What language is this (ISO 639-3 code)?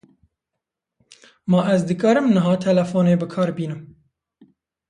kur